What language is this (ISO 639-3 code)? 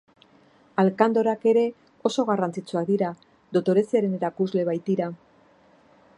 eus